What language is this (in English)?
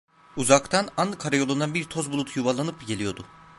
Turkish